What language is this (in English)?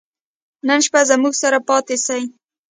Pashto